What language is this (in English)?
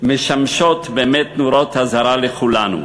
Hebrew